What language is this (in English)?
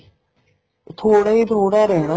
Punjabi